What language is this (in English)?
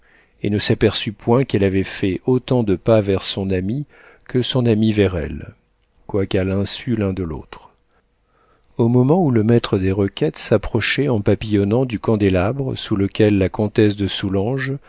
French